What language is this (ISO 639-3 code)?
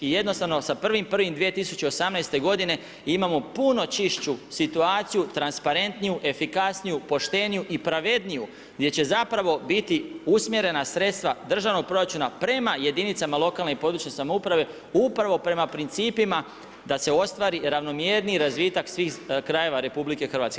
hrv